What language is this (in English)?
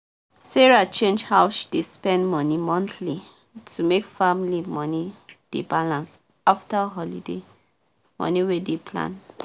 Nigerian Pidgin